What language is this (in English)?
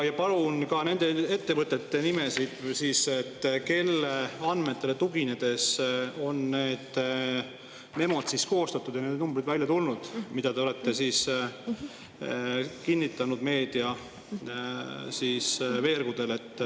Estonian